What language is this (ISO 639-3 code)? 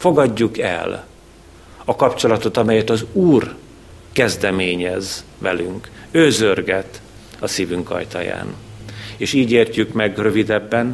hun